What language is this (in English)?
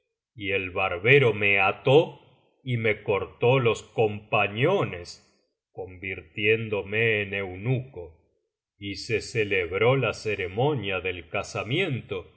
Spanish